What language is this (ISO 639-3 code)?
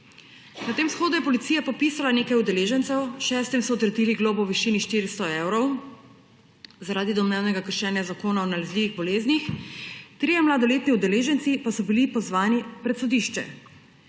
slv